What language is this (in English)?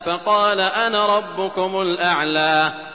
Arabic